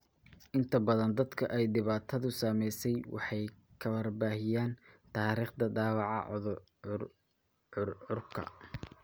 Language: Somali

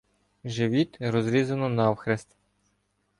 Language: Ukrainian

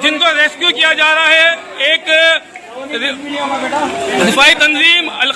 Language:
Vietnamese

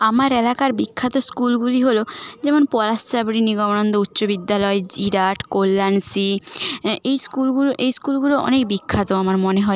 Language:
Bangla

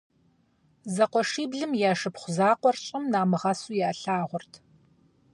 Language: Kabardian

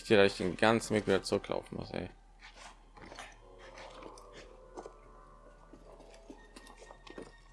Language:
German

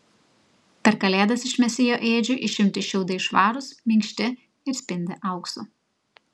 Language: Lithuanian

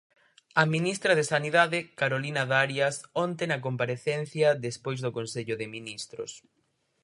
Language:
Galician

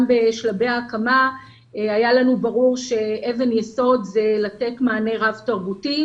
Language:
Hebrew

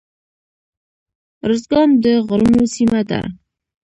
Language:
Pashto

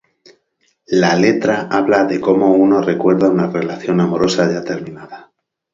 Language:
Spanish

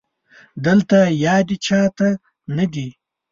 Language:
Pashto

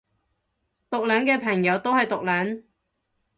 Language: Cantonese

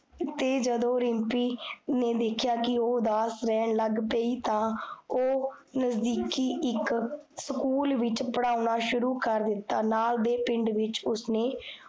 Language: Punjabi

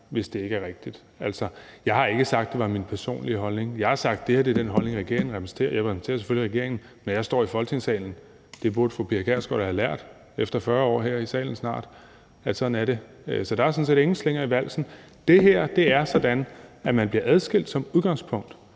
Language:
Danish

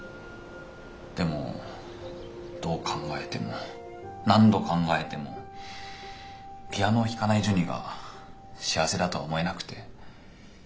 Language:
Japanese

